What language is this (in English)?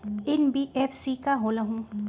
Magahi